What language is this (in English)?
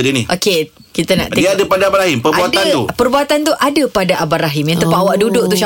Malay